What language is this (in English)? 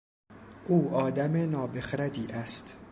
Persian